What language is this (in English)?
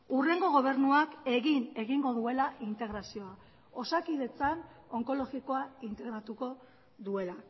Basque